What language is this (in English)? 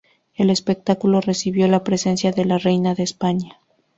Spanish